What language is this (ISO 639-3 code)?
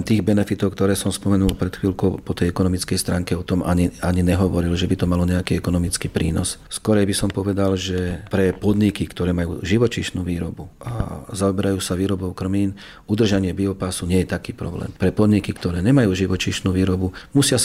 slk